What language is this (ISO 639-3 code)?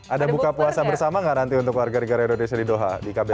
ind